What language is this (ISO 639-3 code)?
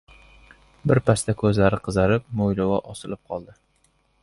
uzb